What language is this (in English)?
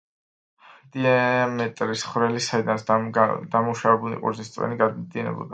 Georgian